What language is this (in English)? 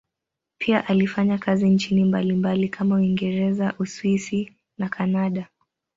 Swahili